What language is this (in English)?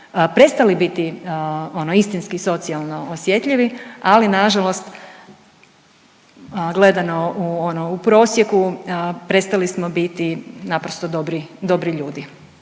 Croatian